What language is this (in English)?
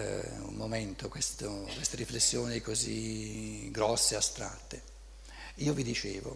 Italian